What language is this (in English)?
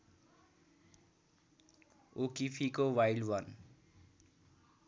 Nepali